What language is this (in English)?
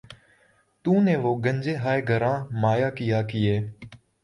Urdu